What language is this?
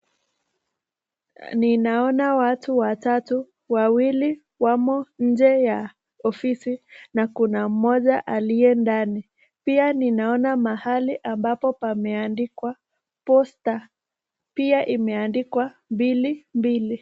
Swahili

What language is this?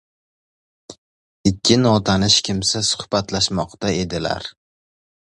Uzbek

